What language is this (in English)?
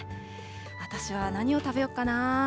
Japanese